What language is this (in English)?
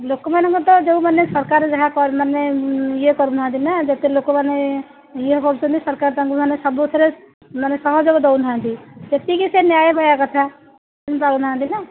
Odia